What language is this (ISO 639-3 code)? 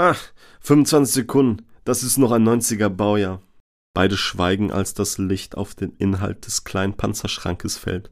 deu